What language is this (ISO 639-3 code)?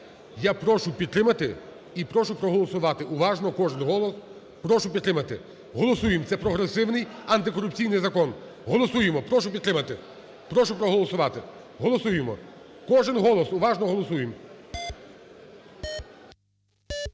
ukr